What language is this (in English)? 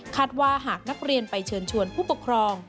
Thai